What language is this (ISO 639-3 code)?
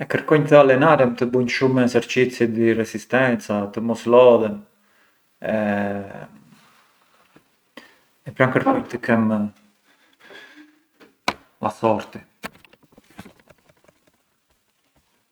aae